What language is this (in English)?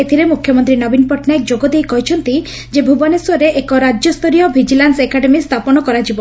Odia